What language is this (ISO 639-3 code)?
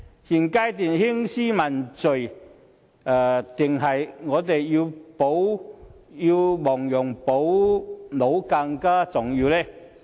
yue